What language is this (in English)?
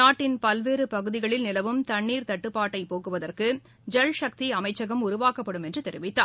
Tamil